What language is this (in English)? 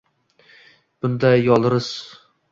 Uzbek